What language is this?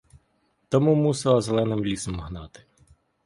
Ukrainian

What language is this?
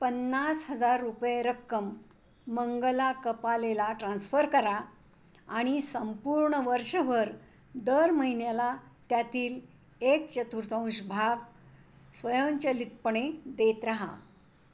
Marathi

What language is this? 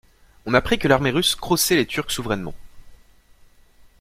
French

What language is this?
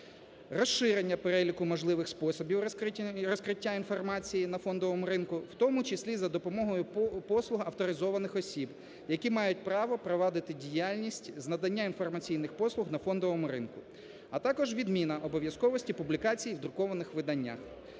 Ukrainian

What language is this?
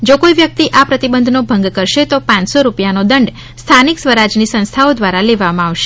Gujarati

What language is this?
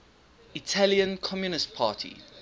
English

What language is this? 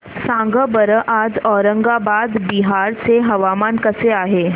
Marathi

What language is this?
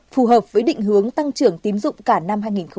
Vietnamese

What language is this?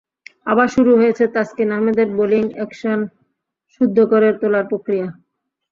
Bangla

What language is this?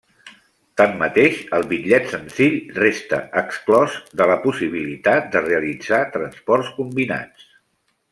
Catalan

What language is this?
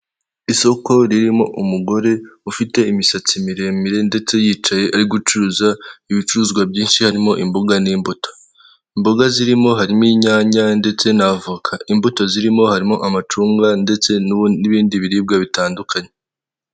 Kinyarwanda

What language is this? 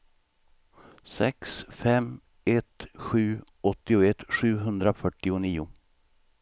Swedish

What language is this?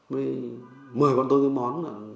Vietnamese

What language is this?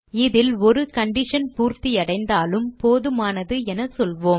Tamil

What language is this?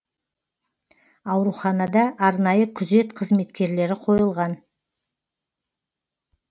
Kazakh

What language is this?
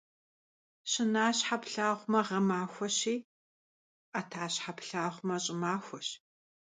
Kabardian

